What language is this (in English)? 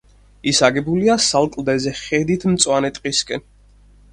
Georgian